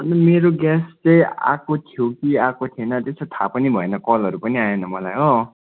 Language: Nepali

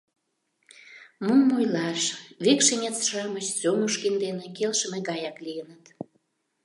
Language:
Mari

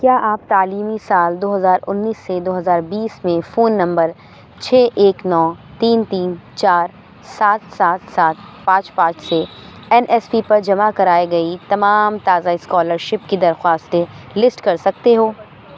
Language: Urdu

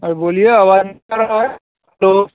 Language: Hindi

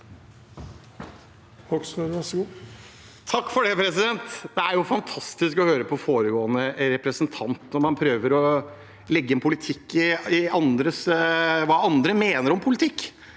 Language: Norwegian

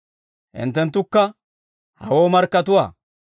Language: Dawro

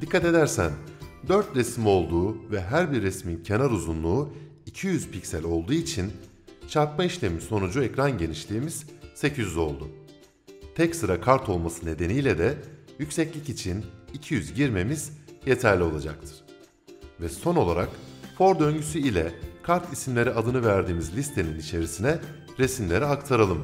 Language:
Turkish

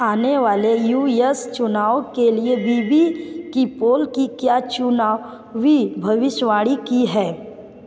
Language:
Hindi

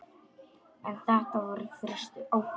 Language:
Icelandic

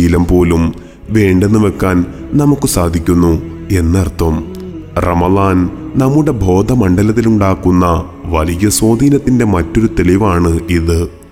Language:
Malayalam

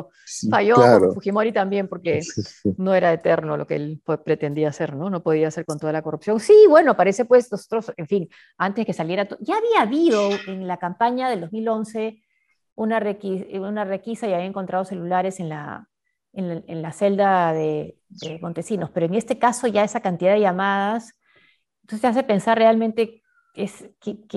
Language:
Spanish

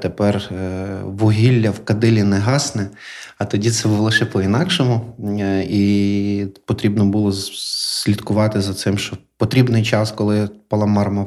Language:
Ukrainian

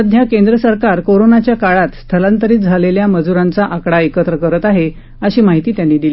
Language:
Marathi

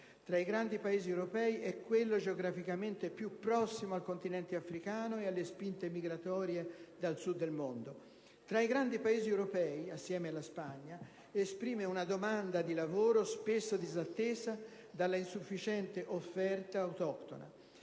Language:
Italian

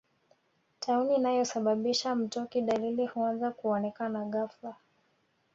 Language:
Swahili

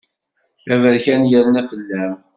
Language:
Kabyle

